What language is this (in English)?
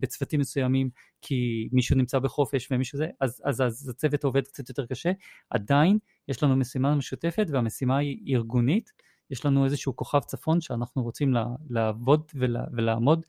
Hebrew